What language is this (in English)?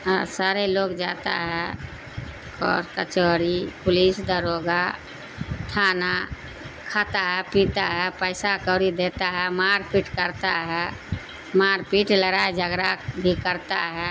Urdu